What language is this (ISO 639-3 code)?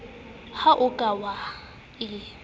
sot